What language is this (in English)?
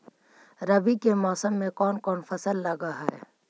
Magahi